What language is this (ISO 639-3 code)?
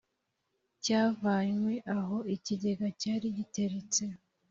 kin